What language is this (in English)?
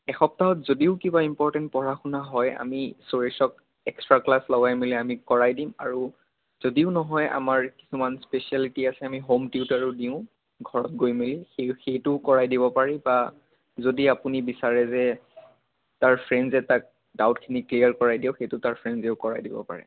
Assamese